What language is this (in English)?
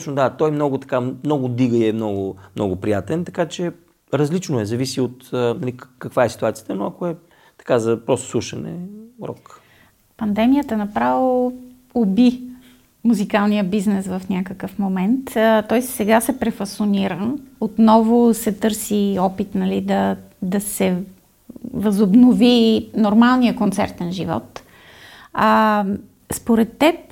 Bulgarian